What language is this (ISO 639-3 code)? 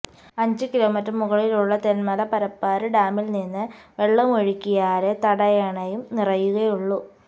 mal